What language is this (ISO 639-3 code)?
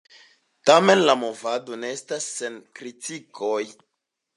epo